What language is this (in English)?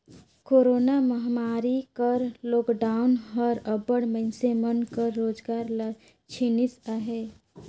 Chhattisgarhi